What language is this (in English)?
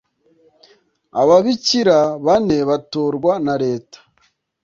Kinyarwanda